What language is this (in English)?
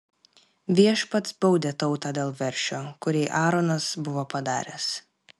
Lithuanian